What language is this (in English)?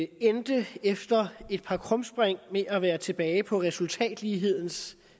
Danish